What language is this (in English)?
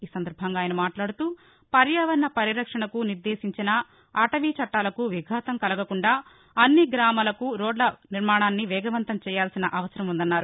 Telugu